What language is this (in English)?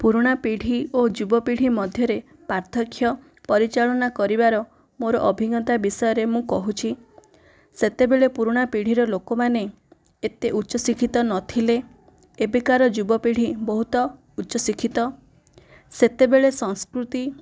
Odia